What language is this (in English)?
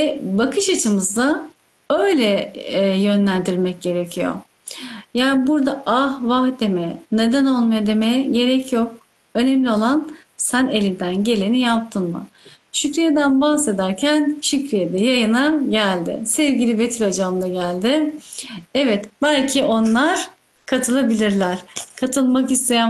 Turkish